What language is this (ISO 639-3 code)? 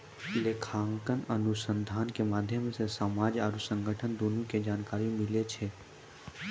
mai